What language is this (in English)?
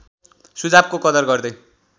Nepali